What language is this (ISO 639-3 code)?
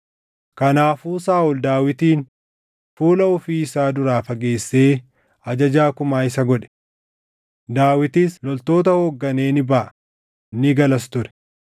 orm